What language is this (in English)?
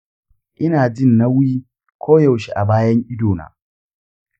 Hausa